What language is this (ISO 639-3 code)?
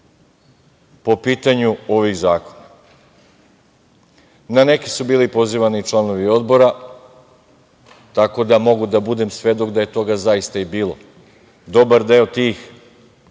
srp